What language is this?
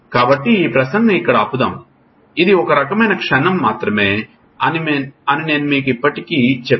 Telugu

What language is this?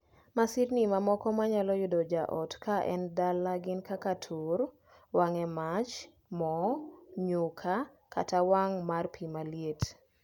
Luo (Kenya and Tanzania)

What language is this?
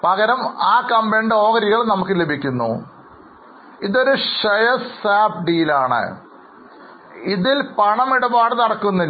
Malayalam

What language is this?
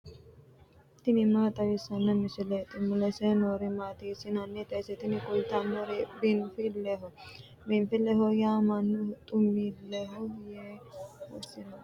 Sidamo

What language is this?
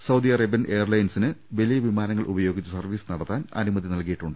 Malayalam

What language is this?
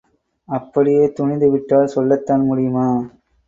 Tamil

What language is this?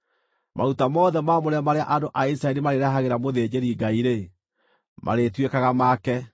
Kikuyu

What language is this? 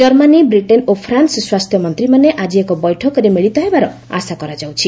Odia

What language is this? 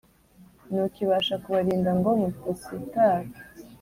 Kinyarwanda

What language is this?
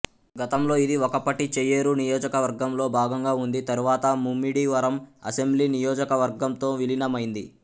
Telugu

